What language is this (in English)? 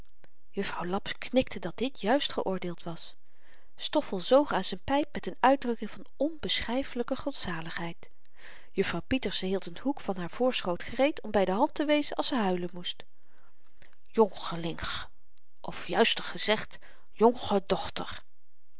Dutch